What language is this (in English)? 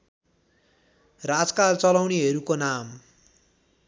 Nepali